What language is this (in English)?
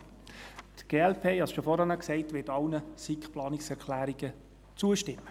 Swiss German